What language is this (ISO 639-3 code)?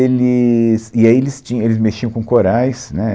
por